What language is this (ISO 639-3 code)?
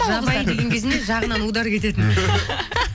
kaz